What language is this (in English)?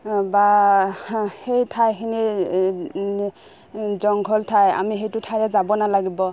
Assamese